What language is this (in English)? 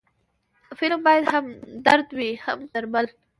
Pashto